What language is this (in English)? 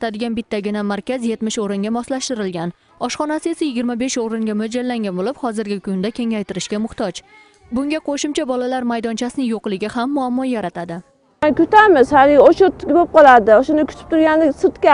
Turkish